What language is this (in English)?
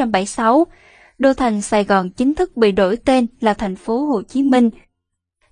Vietnamese